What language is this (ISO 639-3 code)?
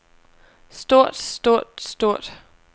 dan